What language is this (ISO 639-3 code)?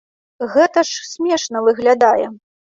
bel